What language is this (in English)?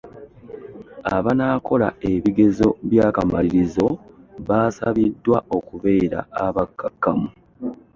Ganda